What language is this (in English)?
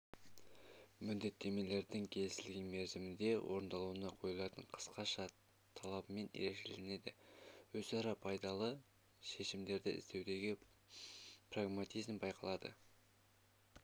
Kazakh